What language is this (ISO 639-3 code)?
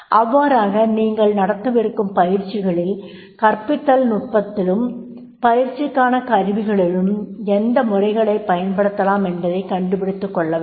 tam